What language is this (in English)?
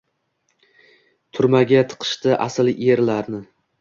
Uzbek